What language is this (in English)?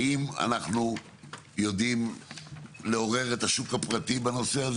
Hebrew